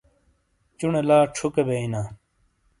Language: Shina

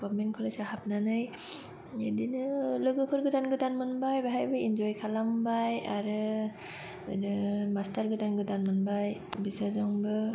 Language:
Bodo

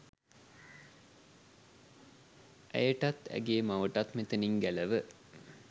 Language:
Sinhala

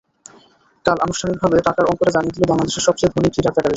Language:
Bangla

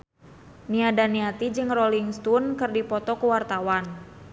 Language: Sundanese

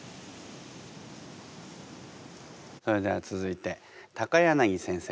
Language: Japanese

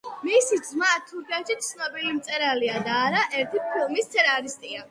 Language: Georgian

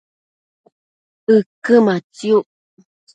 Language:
Matsés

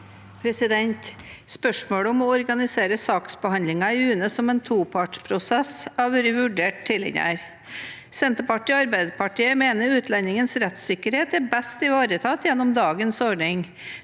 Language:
Norwegian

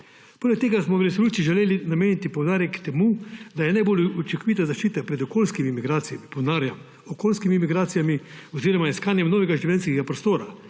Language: Slovenian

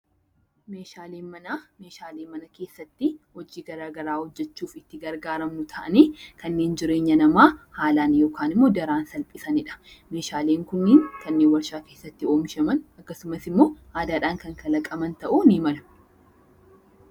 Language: Oromo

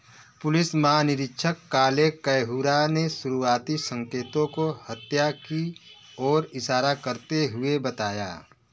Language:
Hindi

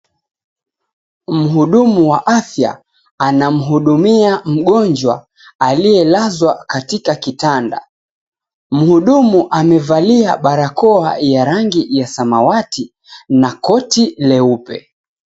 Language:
Swahili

